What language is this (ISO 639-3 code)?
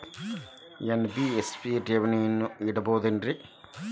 kan